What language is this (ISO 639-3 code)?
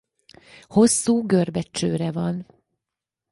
hun